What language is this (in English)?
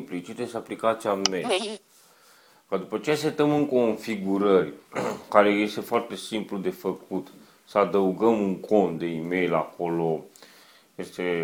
Romanian